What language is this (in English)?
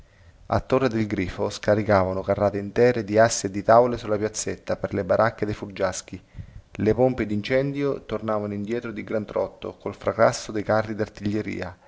Italian